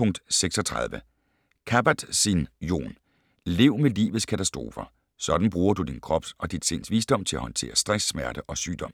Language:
Danish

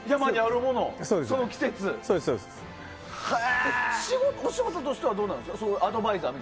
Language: Japanese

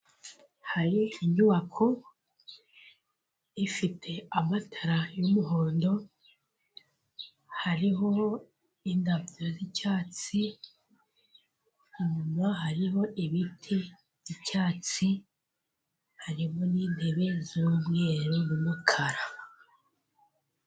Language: Kinyarwanda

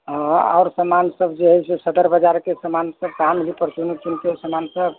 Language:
Maithili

